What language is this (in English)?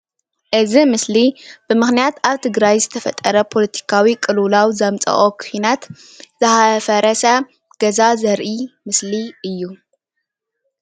Tigrinya